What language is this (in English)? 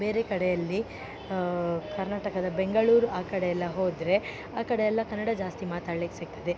Kannada